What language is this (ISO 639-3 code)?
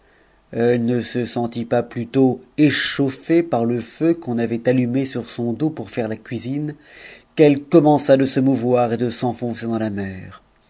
fra